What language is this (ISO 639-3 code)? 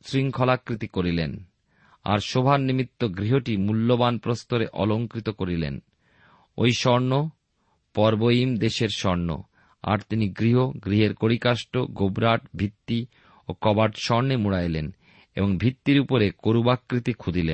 ben